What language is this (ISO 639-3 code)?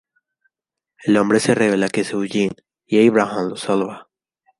spa